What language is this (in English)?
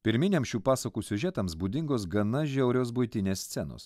Lithuanian